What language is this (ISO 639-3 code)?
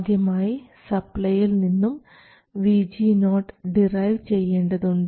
mal